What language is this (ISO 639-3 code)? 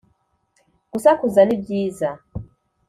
kin